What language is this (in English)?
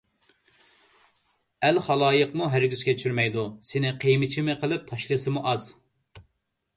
Uyghur